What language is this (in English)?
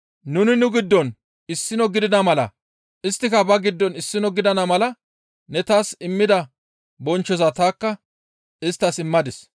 Gamo